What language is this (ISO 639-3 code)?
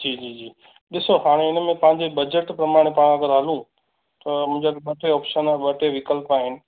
snd